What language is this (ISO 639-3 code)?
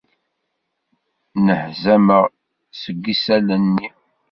kab